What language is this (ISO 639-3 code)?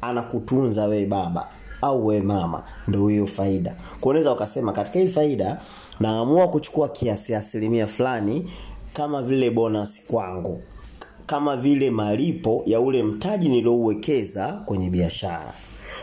swa